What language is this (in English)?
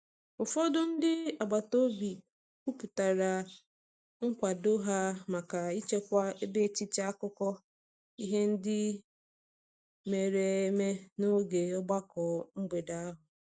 Igbo